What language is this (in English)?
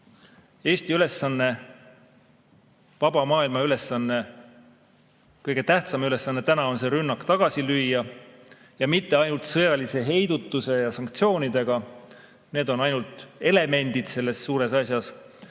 Estonian